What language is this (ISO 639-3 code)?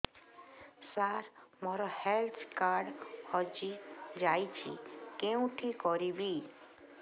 ori